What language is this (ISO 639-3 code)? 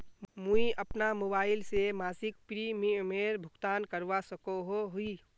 mag